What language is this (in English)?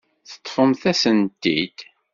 Kabyle